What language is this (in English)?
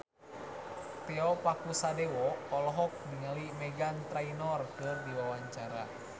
Sundanese